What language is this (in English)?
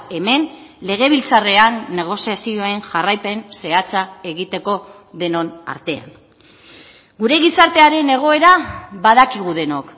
Basque